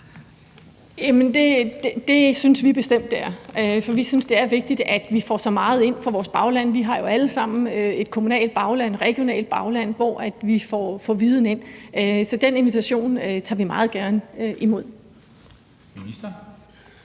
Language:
Danish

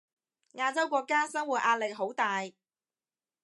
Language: Cantonese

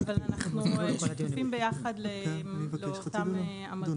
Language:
Hebrew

